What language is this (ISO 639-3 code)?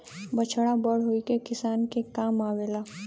bho